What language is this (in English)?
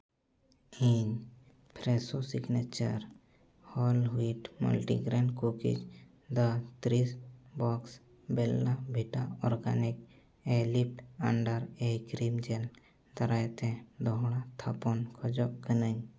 Santali